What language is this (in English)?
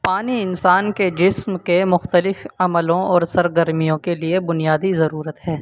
Urdu